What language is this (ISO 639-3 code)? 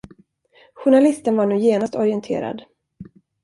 swe